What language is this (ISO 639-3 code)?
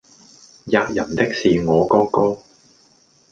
yue